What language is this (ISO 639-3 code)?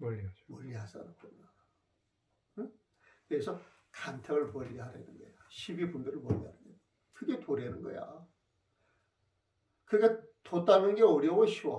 kor